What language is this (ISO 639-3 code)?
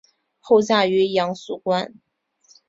zho